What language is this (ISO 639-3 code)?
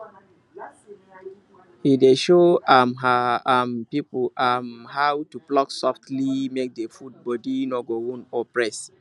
pcm